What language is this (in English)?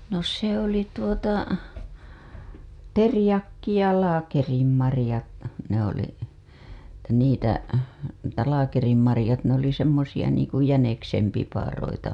Finnish